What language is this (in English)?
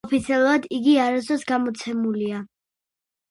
Georgian